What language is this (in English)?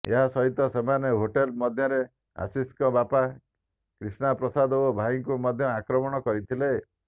Odia